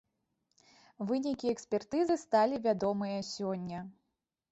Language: Belarusian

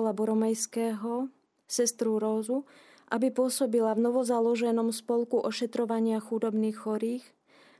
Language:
Slovak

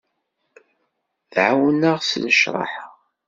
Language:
Kabyle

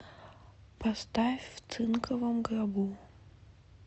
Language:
Russian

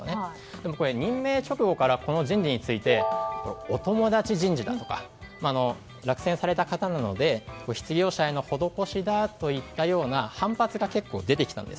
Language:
Japanese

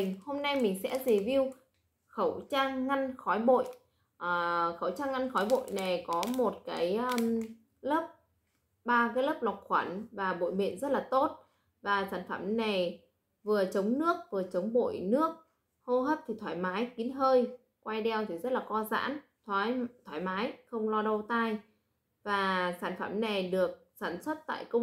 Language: Vietnamese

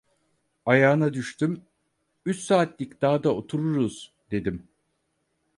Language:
Turkish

